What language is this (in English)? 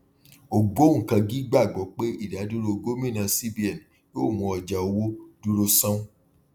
Yoruba